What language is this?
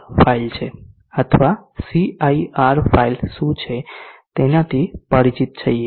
Gujarati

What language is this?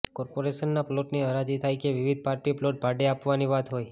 Gujarati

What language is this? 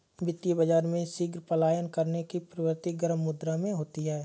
Hindi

